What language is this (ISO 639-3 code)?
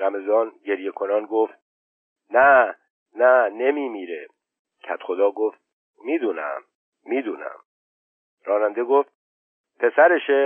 fas